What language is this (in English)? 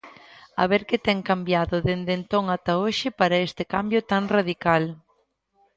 Galician